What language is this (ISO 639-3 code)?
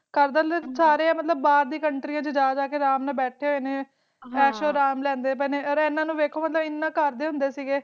pan